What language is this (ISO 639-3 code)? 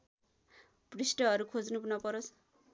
nep